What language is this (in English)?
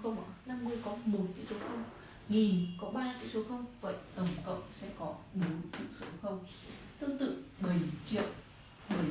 Vietnamese